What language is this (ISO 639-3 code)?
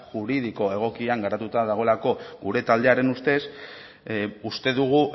eus